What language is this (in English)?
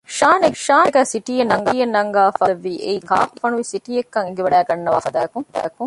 Divehi